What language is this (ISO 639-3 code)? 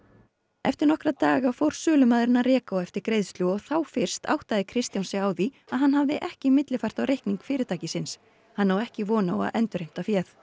isl